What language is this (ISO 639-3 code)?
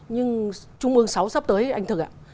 vie